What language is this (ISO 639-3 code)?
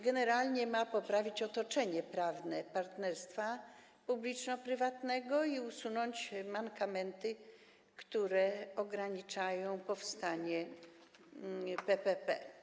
pol